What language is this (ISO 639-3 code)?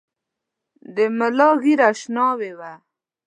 pus